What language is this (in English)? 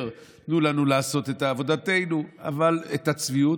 Hebrew